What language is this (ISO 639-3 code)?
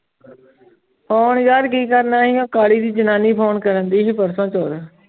pan